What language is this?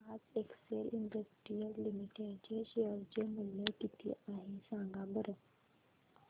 Marathi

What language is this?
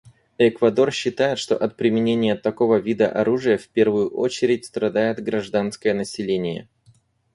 Russian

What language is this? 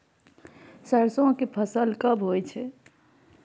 Maithili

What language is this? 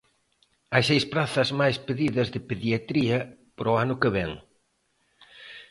Galician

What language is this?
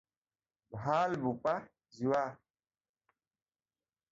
Assamese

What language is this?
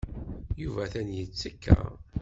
Kabyle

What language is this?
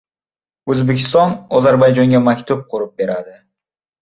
Uzbek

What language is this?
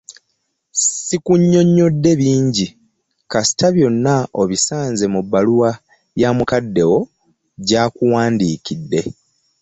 Ganda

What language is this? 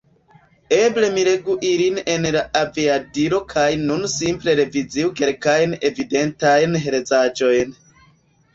Esperanto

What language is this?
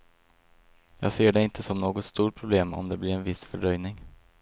Swedish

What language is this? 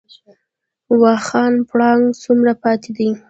Pashto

